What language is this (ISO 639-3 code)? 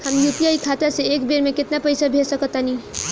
bho